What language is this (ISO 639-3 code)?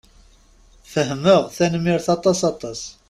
kab